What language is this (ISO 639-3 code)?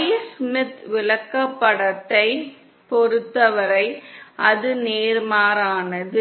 tam